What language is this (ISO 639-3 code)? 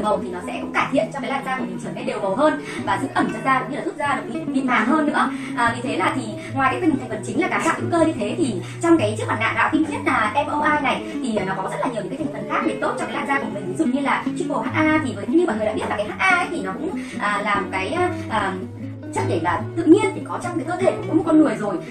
vie